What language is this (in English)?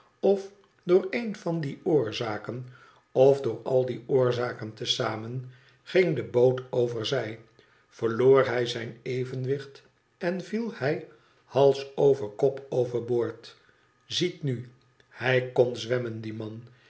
Dutch